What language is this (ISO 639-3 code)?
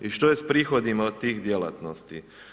hrv